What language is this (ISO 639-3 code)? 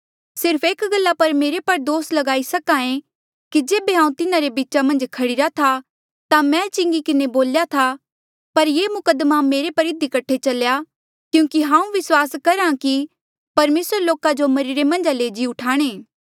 mjl